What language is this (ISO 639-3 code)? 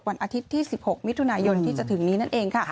tha